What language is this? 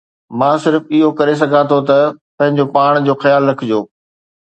Sindhi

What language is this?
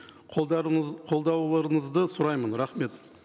Kazakh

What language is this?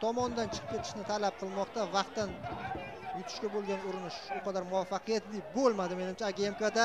Turkish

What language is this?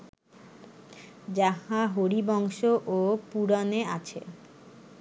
Bangla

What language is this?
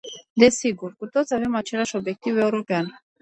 Romanian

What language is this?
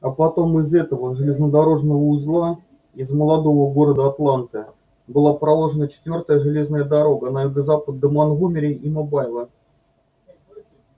Russian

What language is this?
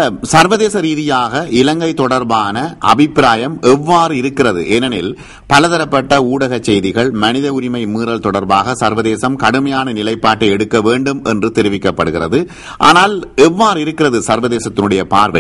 Arabic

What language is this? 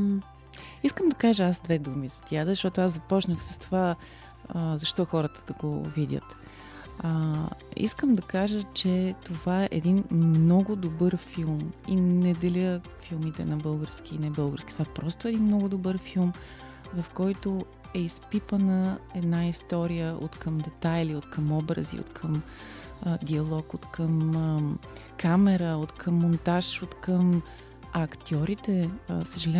Bulgarian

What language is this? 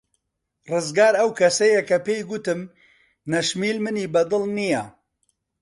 Central Kurdish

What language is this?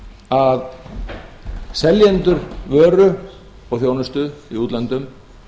Icelandic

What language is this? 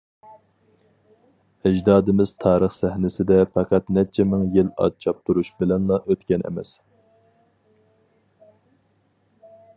Uyghur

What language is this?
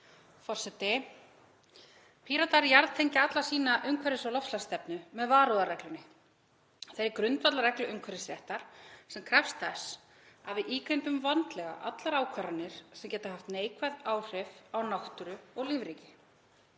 Icelandic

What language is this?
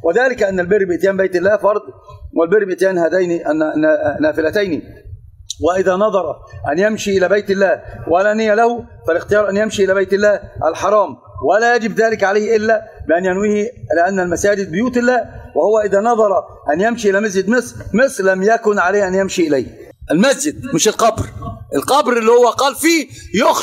Arabic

